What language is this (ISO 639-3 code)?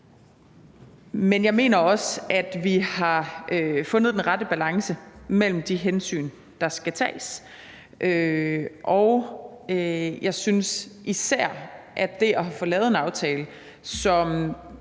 dan